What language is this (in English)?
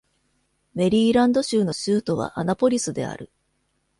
Japanese